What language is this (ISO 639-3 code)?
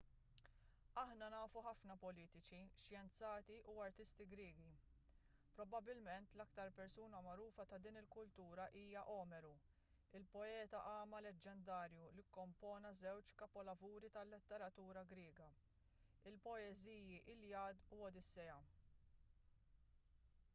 mlt